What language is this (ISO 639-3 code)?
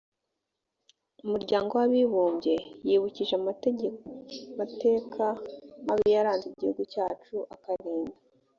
kin